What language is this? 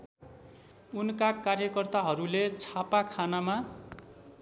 Nepali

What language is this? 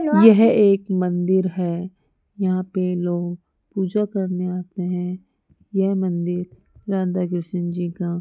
Hindi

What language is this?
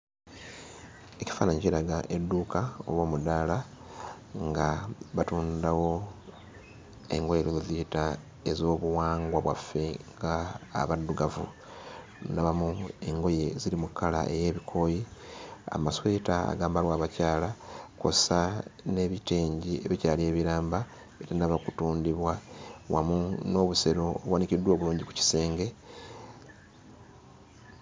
Ganda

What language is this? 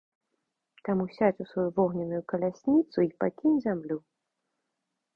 Belarusian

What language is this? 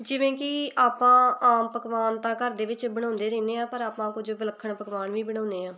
Punjabi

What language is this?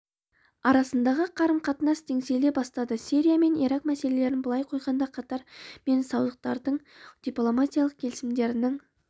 Kazakh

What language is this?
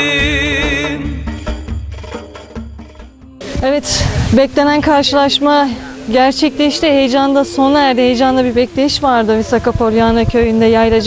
Turkish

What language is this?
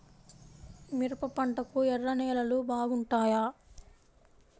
Telugu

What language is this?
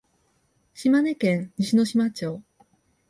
Japanese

